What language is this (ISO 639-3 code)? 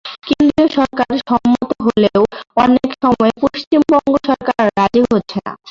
ben